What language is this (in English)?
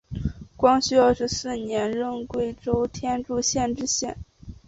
Chinese